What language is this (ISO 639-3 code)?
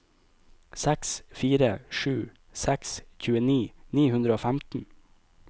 nor